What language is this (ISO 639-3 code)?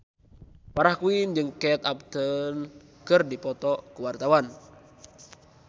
sun